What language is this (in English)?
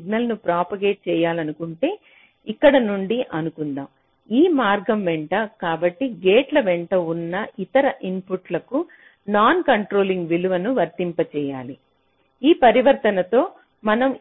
Telugu